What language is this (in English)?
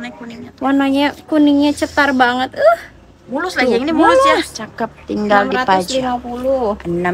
Indonesian